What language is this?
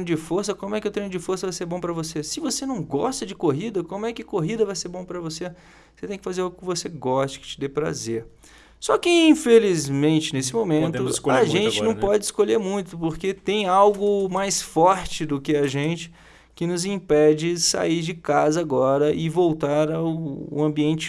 Portuguese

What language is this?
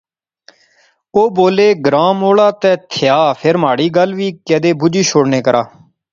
Pahari-Potwari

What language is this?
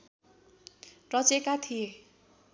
Nepali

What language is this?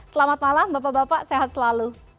Indonesian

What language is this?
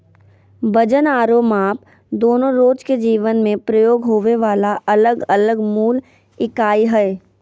Magahi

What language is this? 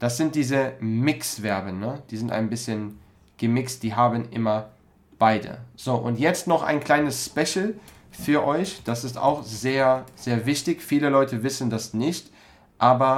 German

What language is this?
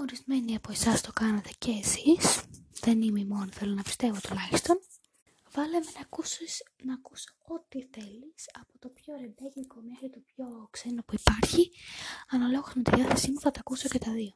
Greek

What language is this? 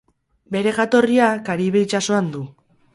Basque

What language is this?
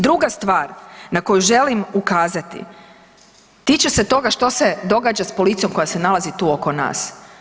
Croatian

